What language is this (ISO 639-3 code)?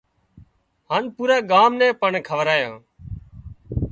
kxp